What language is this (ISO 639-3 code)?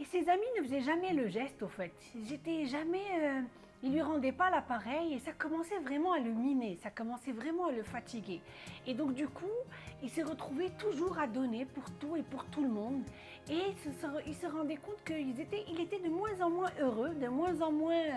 fra